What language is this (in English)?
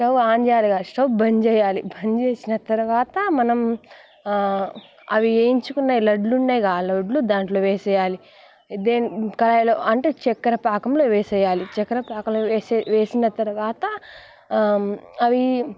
Telugu